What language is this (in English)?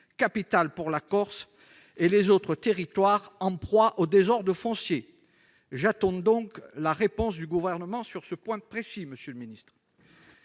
French